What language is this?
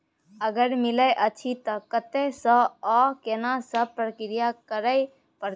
Maithili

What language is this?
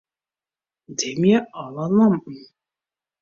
Western Frisian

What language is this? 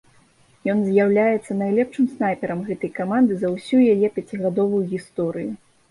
Belarusian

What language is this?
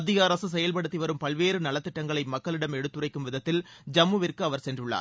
Tamil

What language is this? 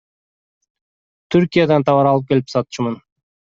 Kyrgyz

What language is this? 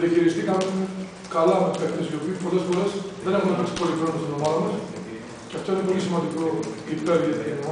Greek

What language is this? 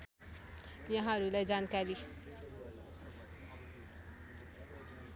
Nepali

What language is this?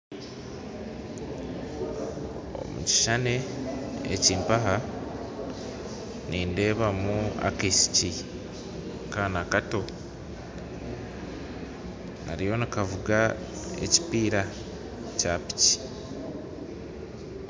Nyankole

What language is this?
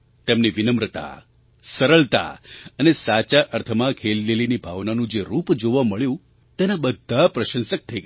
Gujarati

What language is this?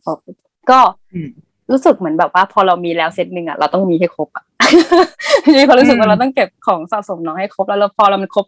Thai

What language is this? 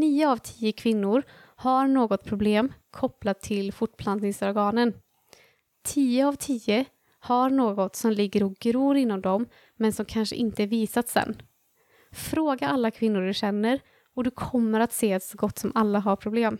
Swedish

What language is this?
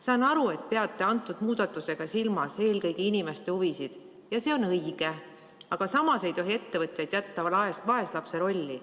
Estonian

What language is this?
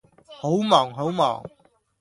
Cantonese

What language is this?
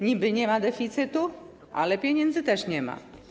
Polish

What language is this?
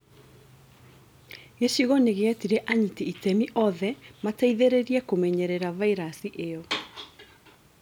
Kikuyu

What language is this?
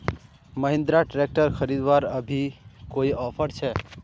Magahi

